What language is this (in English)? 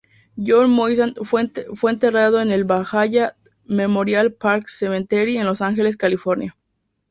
Spanish